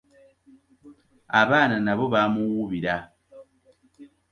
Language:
Ganda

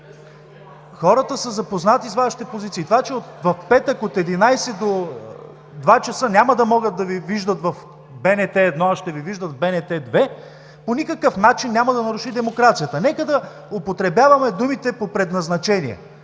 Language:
Bulgarian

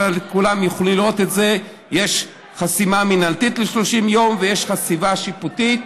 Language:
Hebrew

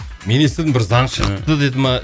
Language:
Kazakh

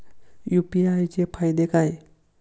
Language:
Marathi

